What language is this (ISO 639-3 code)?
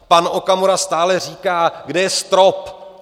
ces